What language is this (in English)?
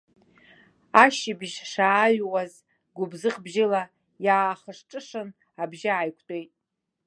Abkhazian